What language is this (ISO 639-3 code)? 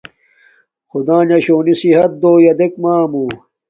dmk